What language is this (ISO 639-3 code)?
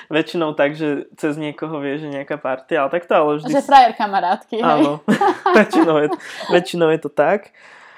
slk